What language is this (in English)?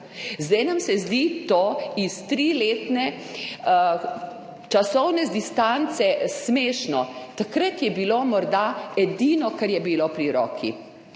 Slovenian